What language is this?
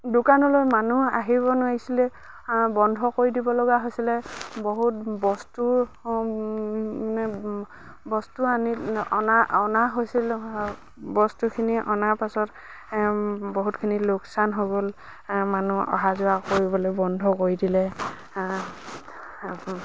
Assamese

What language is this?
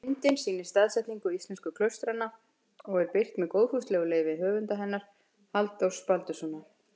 Icelandic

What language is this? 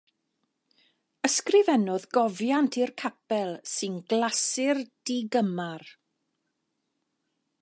Welsh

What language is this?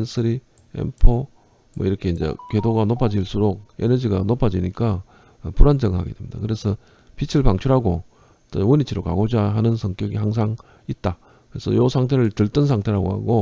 Korean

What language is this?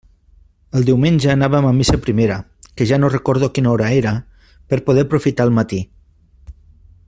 Catalan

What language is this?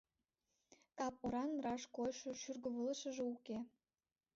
Mari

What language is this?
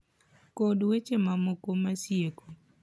Luo (Kenya and Tanzania)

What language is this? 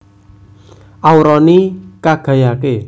Javanese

